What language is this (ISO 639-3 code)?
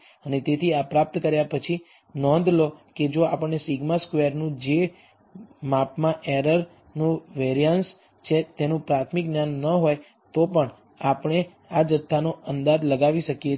guj